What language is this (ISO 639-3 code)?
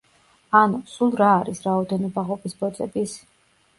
kat